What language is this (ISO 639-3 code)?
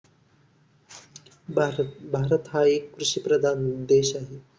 mar